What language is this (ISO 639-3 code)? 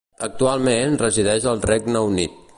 cat